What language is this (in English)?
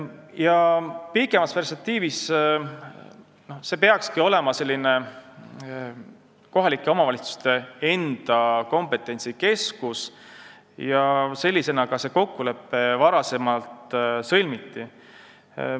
Estonian